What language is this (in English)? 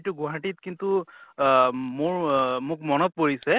Assamese